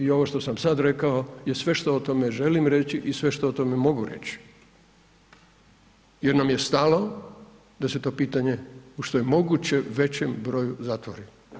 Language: Croatian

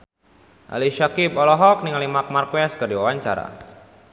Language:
Sundanese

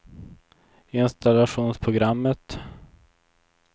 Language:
Swedish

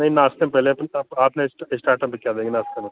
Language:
Hindi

